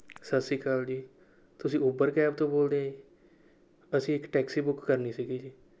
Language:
Punjabi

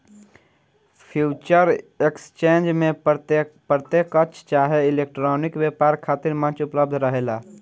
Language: Bhojpuri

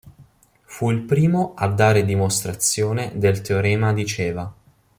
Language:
Italian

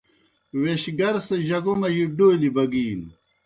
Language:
Kohistani Shina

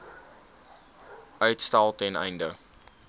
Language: Afrikaans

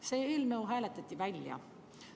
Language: Estonian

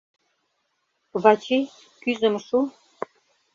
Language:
Mari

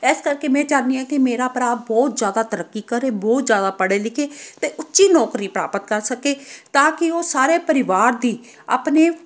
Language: Punjabi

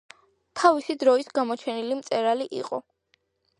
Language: Georgian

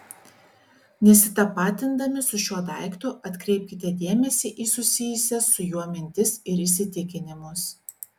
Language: Lithuanian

